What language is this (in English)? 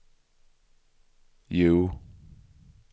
Swedish